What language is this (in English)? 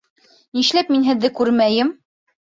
Bashkir